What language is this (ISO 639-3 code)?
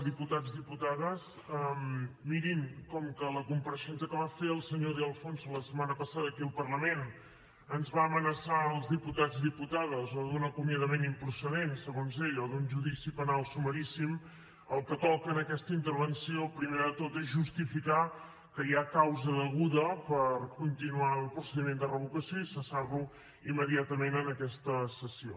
cat